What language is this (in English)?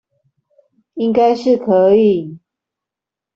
Chinese